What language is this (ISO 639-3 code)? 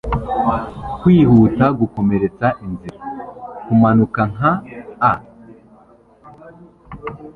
kin